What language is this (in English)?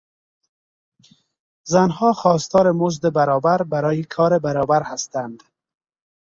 Persian